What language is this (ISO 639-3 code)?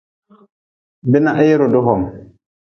nmz